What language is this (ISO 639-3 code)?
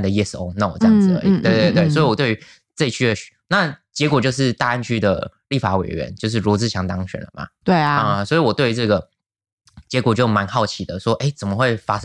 zho